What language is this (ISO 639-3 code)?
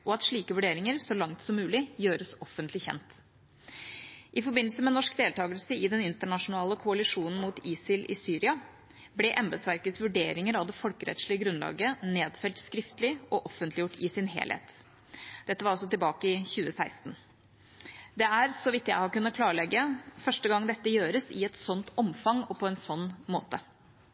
nob